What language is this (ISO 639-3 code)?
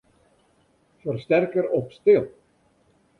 fry